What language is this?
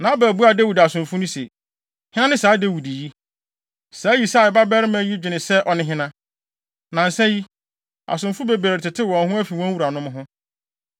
Akan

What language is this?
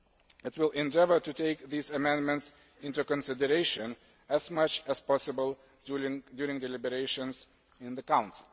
English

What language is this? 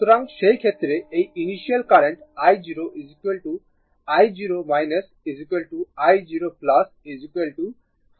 Bangla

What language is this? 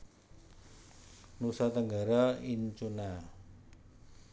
Javanese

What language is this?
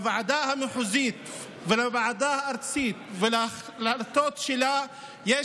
Hebrew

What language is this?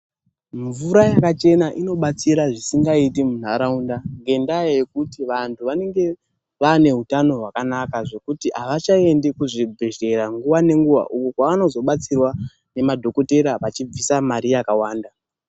Ndau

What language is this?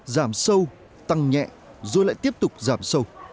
Vietnamese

